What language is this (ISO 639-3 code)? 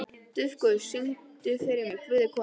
isl